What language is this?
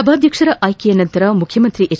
Kannada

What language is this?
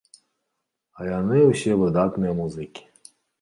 Belarusian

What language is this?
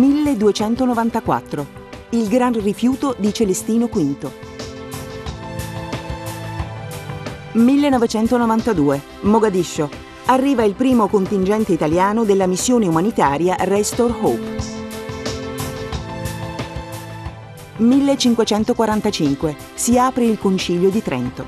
Italian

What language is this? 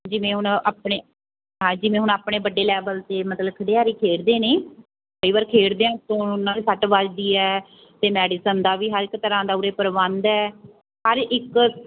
Punjabi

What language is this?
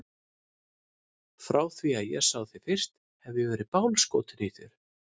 Icelandic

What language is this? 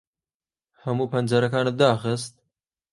Central Kurdish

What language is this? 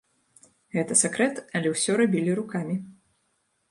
Belarusian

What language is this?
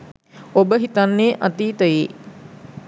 Sinhala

